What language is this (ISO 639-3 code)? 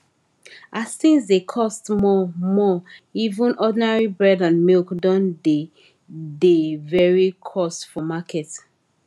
pcm